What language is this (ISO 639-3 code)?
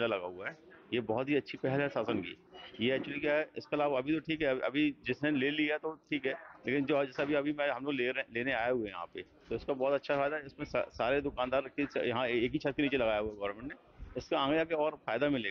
hin